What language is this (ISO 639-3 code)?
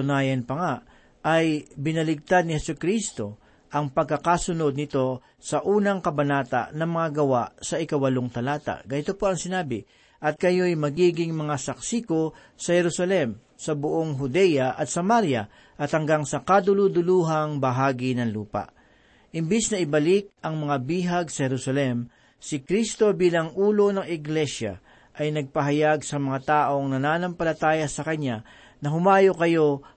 fil